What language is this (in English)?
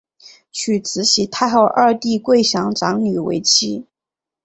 Chinese